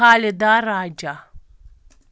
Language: Kashmiri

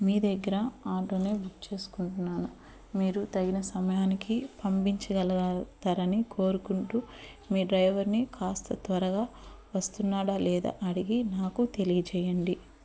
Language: Telugu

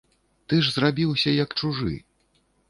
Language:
Belarusian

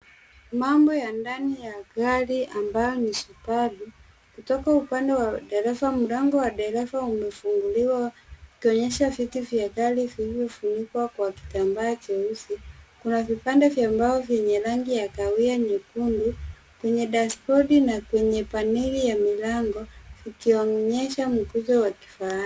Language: Swahili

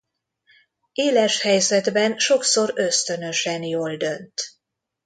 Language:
Hungarian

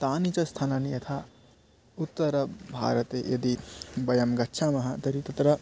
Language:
Sanskrit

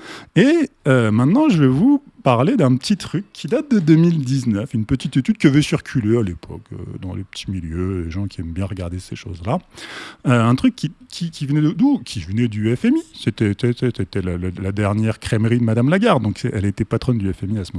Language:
French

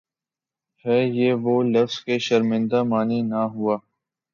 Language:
Urdu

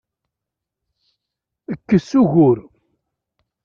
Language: Kabyle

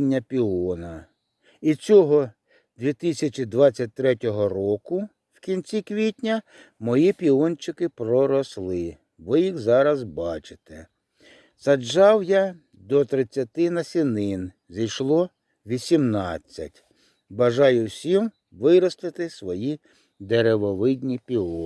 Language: Ukrainian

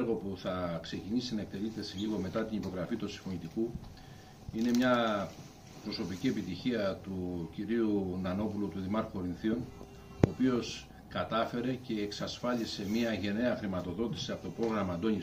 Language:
Greek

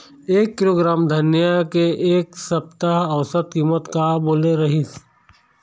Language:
Chhattisgarhi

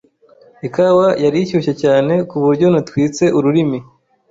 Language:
Kinyarwanda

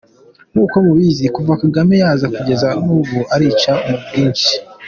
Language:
Kinyarwanda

